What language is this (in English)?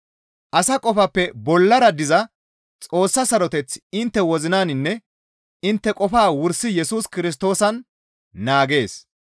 Gamo